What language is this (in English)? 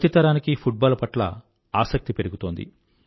Telugu